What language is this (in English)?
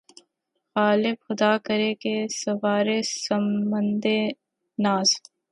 Urdu